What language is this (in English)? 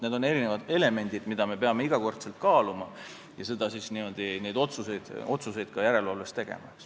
Estonian